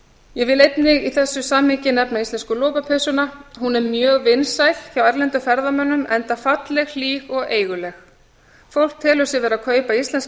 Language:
Icelandic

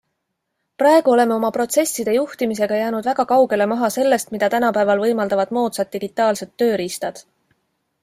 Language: Estonian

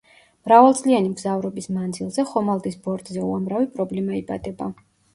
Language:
Georgian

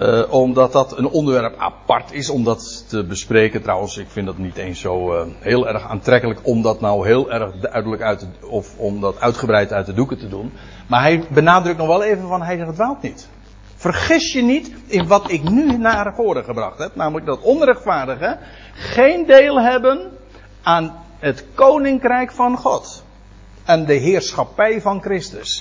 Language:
Dutch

